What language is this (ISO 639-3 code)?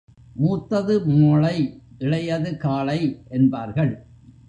tam